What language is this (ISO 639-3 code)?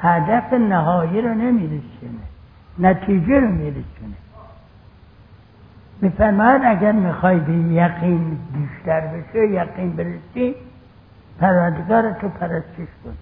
fas